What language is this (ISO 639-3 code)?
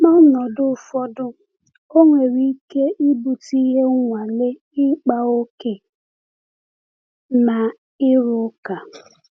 ibo